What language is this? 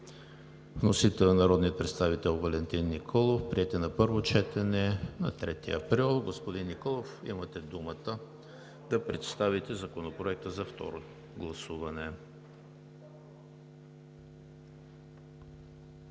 Bulgarian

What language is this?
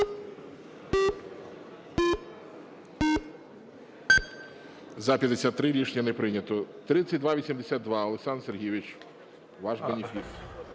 Ukrainian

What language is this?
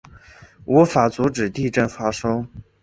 Chinese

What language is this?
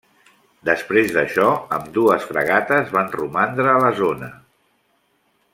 Catalan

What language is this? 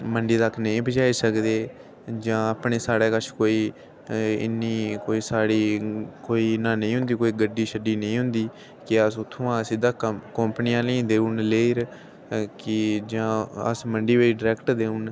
Dogri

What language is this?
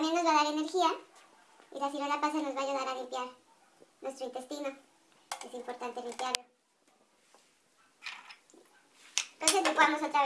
Spanish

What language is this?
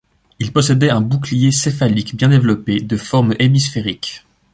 French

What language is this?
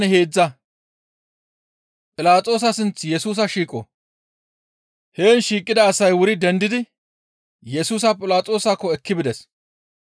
Gamo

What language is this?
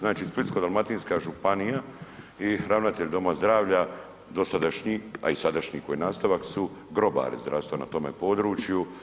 Croatian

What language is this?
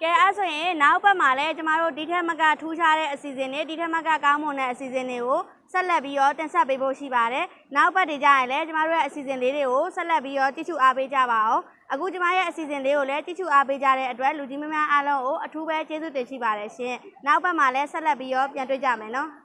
Burmese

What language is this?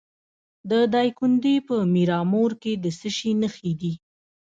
Pashto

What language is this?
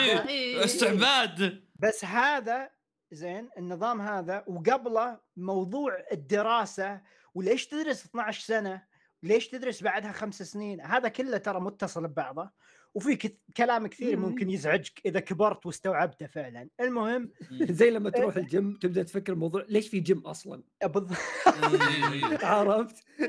Arabic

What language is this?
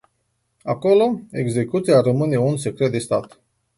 Romanian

